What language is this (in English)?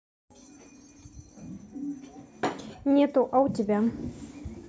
Russian